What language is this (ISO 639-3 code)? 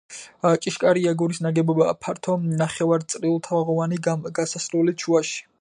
kat